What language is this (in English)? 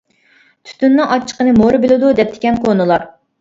Uyghur